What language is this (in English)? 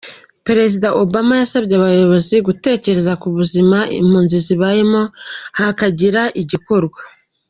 Kinyarwanda